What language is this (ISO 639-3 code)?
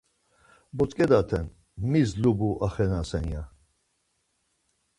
lzz